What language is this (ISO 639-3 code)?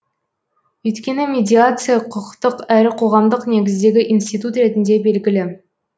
kaz